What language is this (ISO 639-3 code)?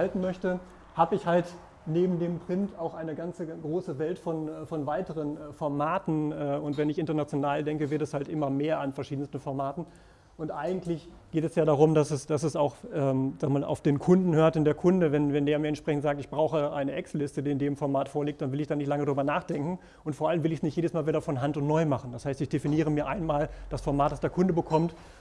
deu